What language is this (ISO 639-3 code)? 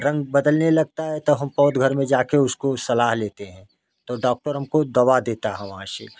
hin